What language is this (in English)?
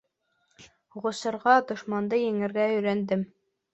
Bashkir